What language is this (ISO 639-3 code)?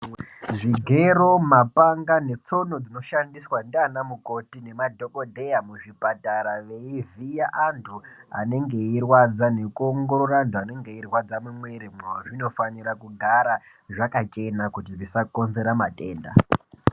ndc